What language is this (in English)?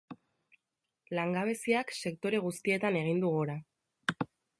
Basque